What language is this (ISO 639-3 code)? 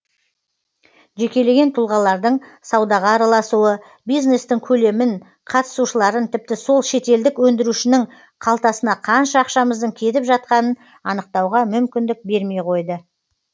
kaz